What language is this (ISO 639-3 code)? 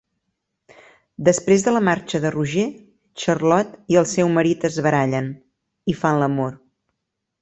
cat